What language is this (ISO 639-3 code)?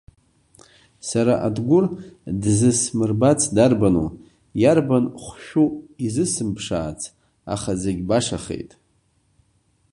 abk